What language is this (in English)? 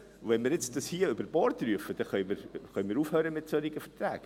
Swiss German